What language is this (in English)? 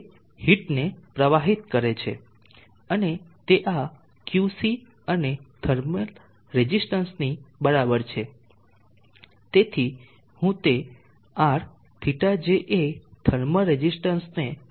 Gujarati